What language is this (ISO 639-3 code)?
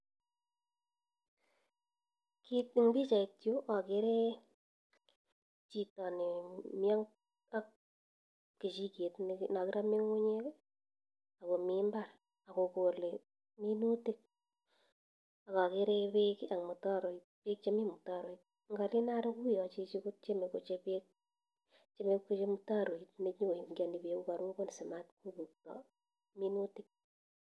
kln